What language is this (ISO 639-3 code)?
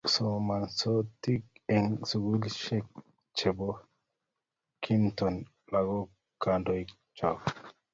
kln